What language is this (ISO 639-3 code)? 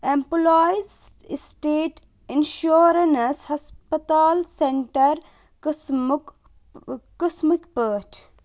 kas